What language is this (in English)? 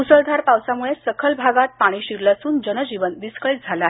Marathi